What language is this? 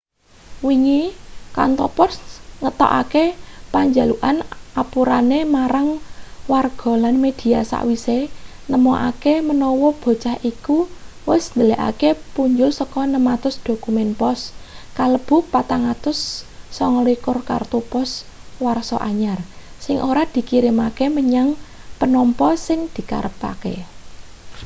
Javanese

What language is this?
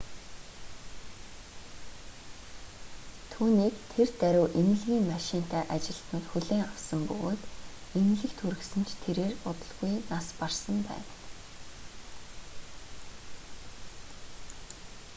Mongolian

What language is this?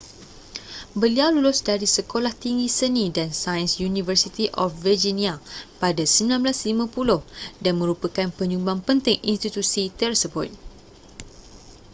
Malay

